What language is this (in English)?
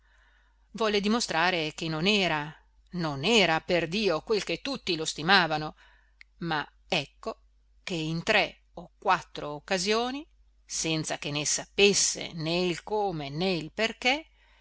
Italian